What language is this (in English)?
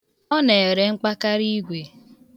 Igbo